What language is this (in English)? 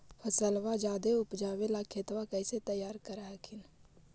Magahi